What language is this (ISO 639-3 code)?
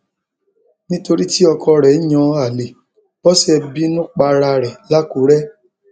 yor